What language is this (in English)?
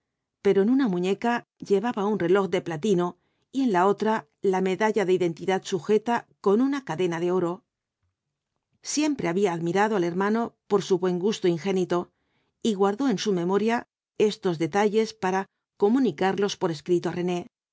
Spanish